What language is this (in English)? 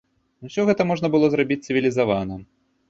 Belarusian